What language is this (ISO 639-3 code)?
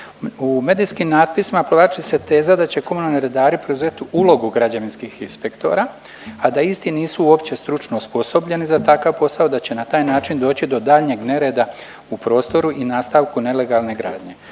hrv